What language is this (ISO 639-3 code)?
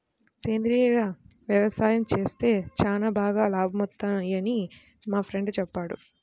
tel